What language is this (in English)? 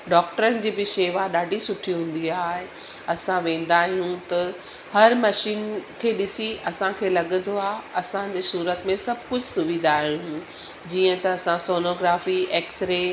Sindhi